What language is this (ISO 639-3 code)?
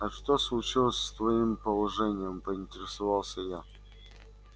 rus